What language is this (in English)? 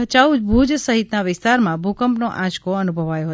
Gujarati